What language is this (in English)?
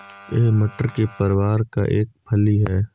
Hindi